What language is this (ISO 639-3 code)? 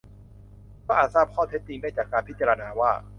tha